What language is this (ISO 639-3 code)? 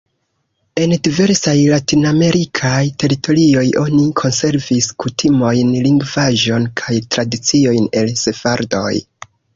epo